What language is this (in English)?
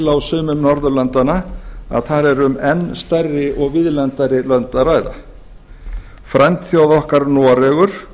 Icelandic